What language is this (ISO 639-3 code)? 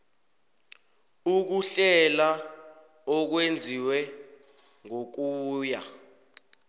nbl